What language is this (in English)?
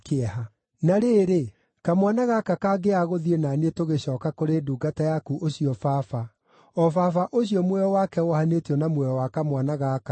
Kikuyu